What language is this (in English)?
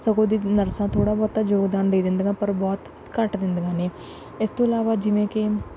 Punjabi